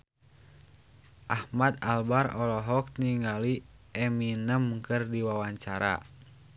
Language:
Sundanese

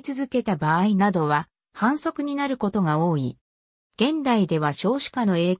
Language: Japanese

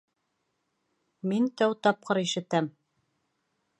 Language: Bashkir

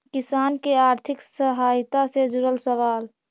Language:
Magahi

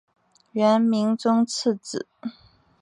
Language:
Chinese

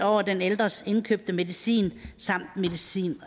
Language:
Danish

